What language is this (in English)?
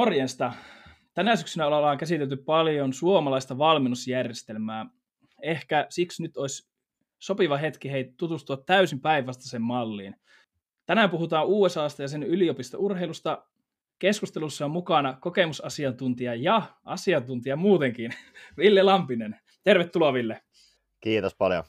Finnish